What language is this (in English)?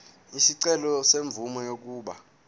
Zulu